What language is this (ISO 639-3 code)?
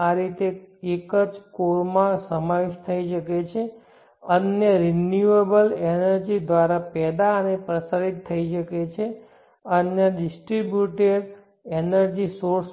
guj